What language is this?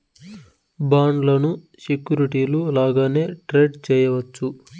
Telugu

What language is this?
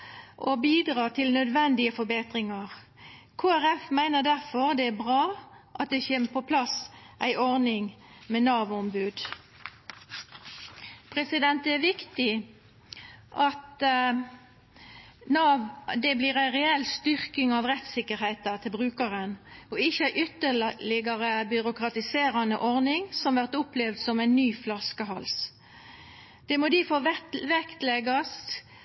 Norwegian Nynorsk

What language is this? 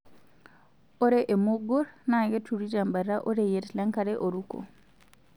Masai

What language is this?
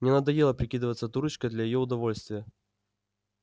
Russian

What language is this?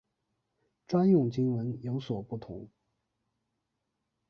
Chinese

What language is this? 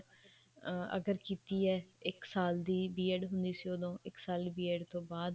Punjabi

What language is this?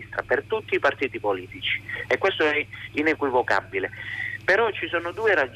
Italian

